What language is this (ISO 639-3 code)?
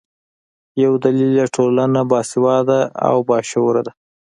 pus